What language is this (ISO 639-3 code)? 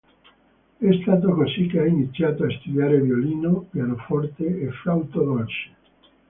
ita